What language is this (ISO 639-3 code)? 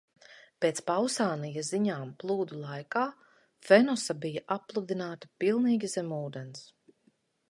lav